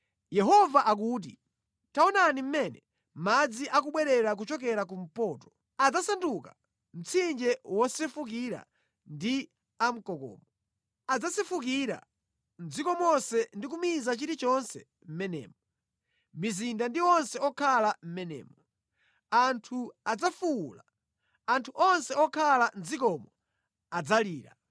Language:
Nyanja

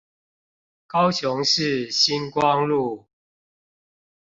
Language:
Chinese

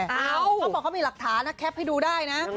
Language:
Thai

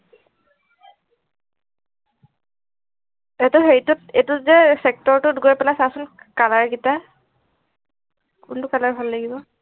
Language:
Assamese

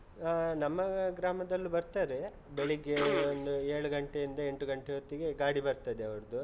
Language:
Kannada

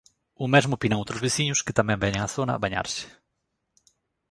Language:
Galician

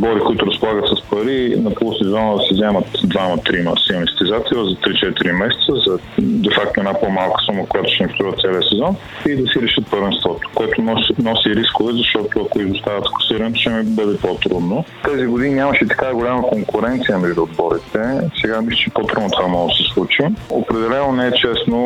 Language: Bulgarian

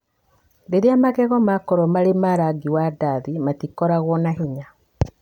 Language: Kikuyu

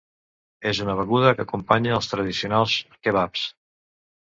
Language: Catalan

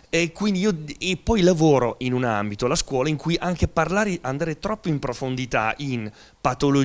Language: Italian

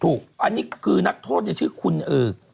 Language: Thai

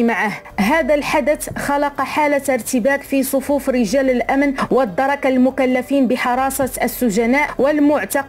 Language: Arabic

